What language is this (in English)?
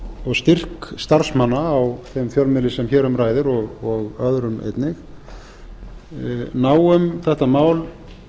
Icelandic